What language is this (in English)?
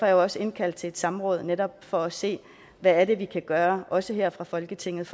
Danish